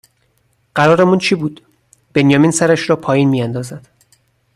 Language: Persian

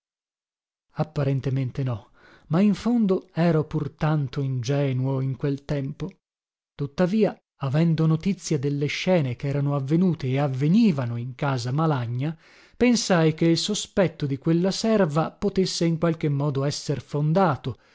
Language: Italian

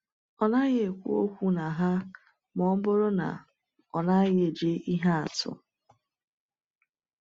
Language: Igbo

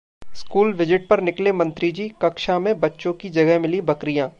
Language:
Hindi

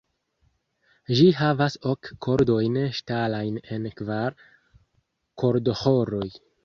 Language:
Esperanto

